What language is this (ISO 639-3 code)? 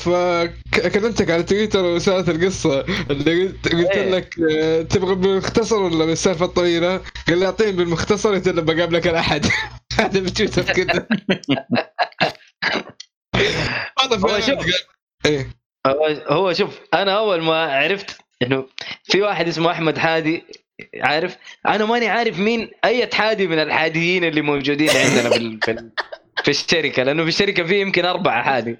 ara